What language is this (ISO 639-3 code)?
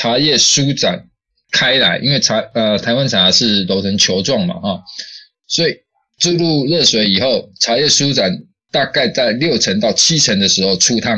zho